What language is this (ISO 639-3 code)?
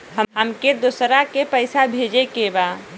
bho